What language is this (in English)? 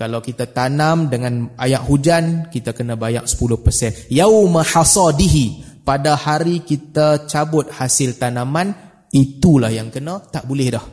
Malay